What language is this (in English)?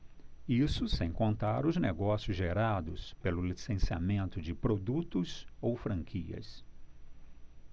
Portuguese